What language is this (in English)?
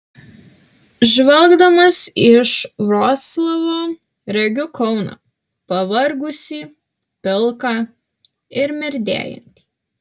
Lithuanian